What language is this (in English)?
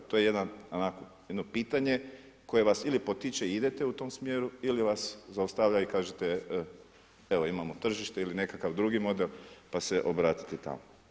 Croatian